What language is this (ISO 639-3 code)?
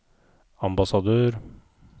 nor